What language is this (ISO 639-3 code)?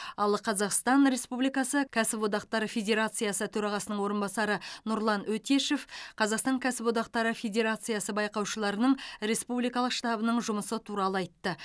kaz